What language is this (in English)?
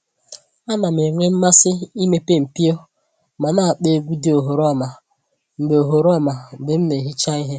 Igbo